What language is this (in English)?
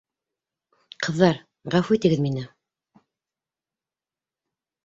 Bashkir